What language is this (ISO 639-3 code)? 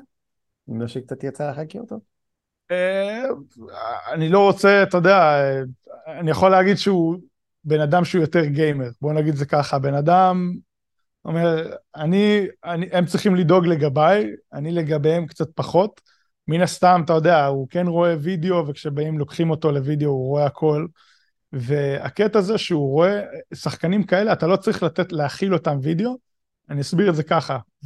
heb